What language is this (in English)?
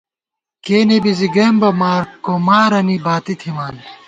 Gawar-Bati